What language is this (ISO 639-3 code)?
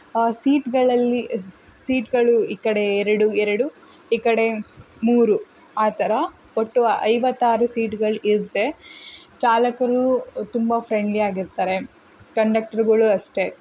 kan